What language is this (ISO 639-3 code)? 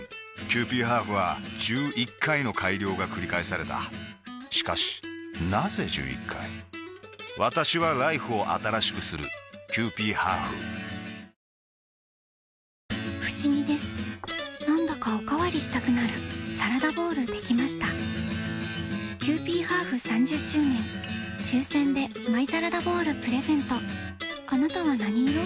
jpn